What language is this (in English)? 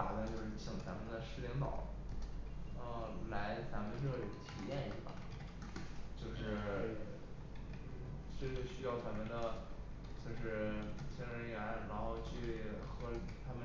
Chinese